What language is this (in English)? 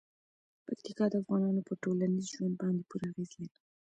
Pashto